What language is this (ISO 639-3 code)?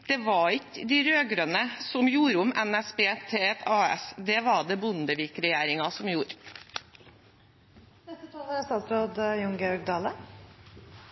nor